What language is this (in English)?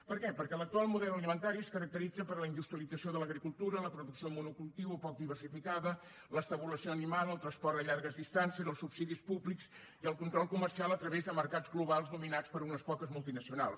Catalan